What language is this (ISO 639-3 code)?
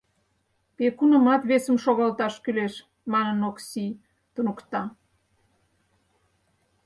chm